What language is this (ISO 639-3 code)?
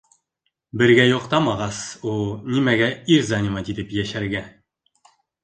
bak